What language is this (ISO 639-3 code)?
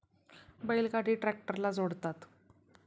mar